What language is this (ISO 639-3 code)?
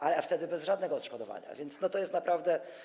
pol